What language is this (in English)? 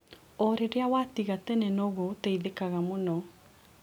Kikuyu